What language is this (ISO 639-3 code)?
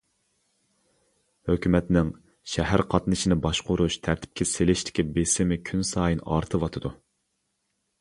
uig